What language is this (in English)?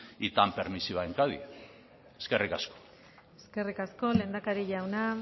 Basque